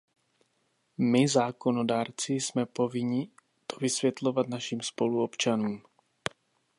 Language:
Czech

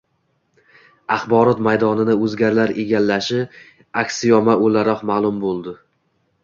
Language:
Uzbek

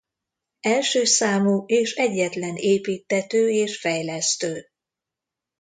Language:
Hungarian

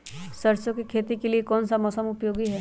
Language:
Magahi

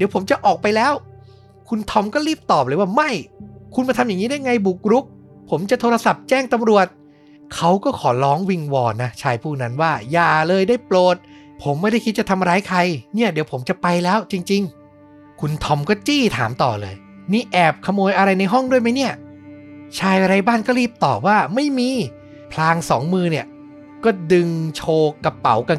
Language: Thai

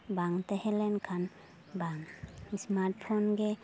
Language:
Santali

